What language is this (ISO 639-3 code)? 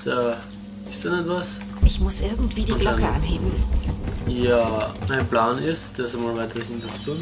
deu